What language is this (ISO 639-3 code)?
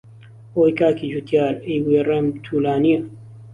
ckb